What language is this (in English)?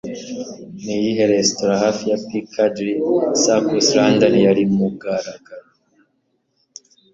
Kinyarwanda